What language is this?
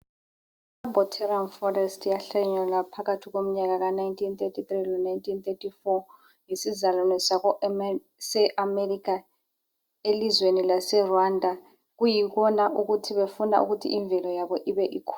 North Ndebele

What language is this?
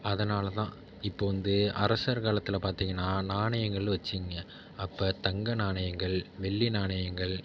Tamil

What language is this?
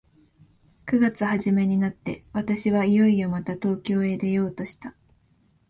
Japanese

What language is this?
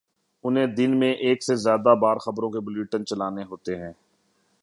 Urdu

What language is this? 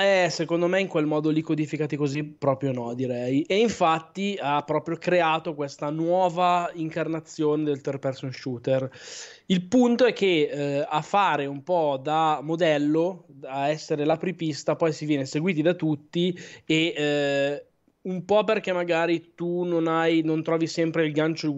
Italian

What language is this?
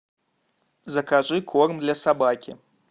Russian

